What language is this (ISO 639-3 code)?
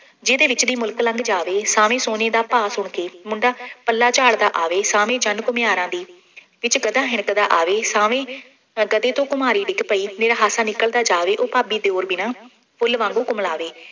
pan